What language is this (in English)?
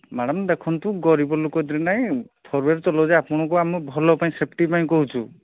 Odia